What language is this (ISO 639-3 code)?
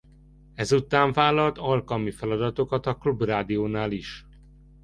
hun